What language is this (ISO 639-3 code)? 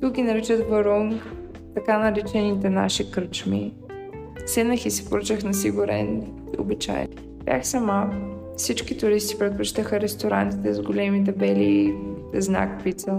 bul